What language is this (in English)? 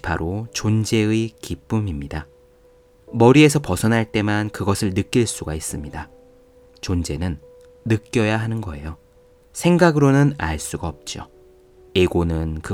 Korean